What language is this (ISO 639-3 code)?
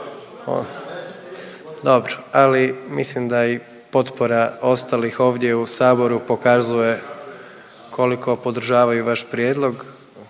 hrv